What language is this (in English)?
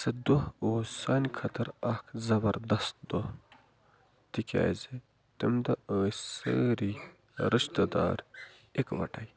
Kashmiri